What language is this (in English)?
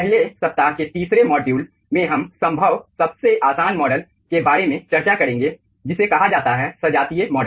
Hindi